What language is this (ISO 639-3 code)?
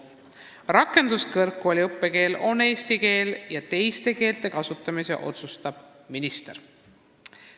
est